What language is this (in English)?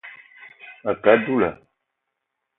Eton (Cameroon)